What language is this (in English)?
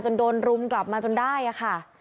Thai